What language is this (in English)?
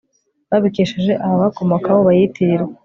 Kinyarwanda